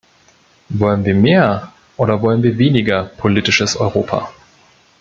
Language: German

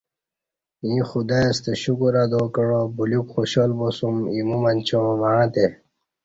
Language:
Kati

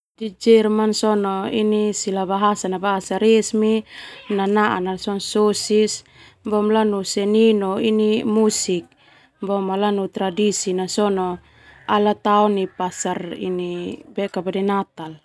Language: Termanu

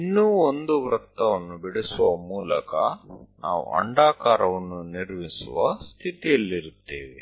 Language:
Kannada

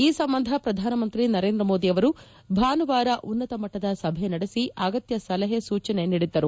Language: Kannada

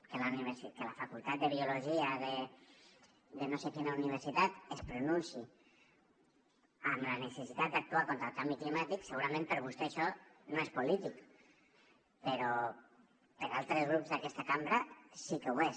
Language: Catalan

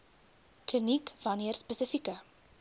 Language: Afrikaans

